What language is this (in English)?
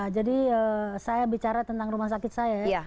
Indonesian